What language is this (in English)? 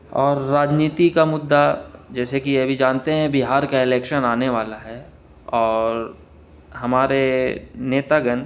Urdu